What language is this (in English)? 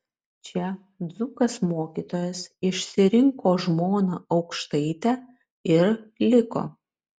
Lithuanian